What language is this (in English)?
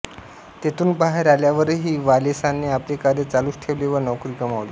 Marathi